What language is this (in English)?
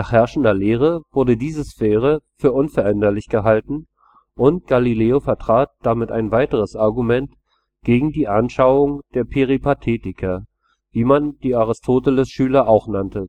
German